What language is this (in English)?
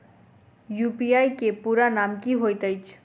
Maithili